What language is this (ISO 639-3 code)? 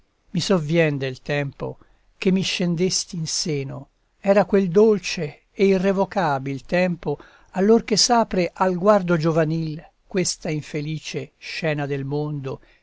ita